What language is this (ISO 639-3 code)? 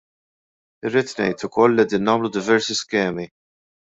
mlt